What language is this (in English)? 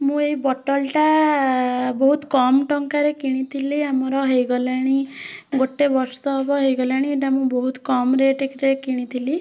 Odia